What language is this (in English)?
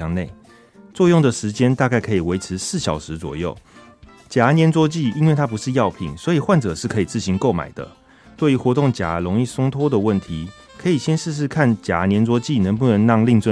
Chinese